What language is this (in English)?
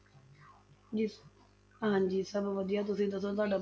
Punjabi